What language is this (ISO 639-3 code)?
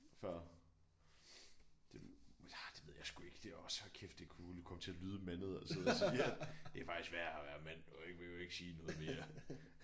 dan